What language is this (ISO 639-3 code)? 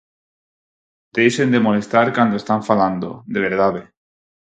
glg